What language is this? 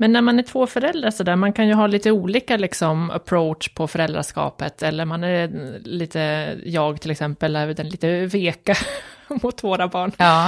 Swedish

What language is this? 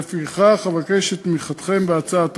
Hebrew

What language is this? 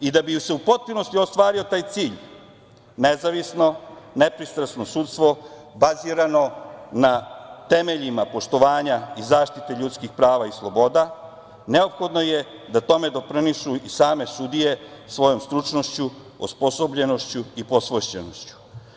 Serbian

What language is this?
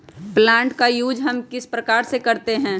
Magahi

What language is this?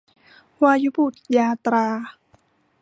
Thai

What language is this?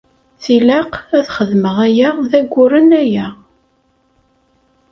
Kabyle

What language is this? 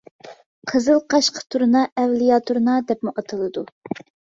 Uyghur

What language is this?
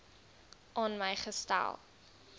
Afrikaans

